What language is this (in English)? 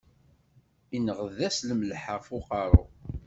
Kabyle